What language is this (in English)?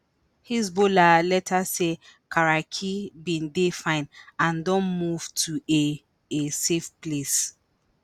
Nigerian Pidgin